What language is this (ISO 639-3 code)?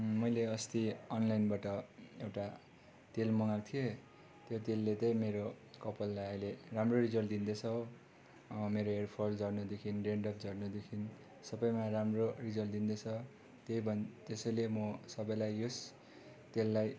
nep